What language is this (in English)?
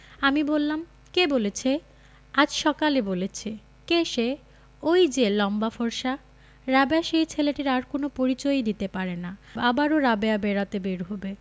Bangla